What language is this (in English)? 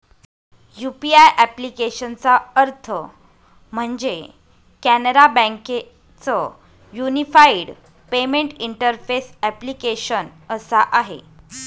Marathi